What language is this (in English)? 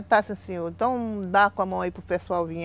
Portuguese